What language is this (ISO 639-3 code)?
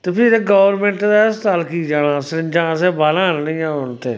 doi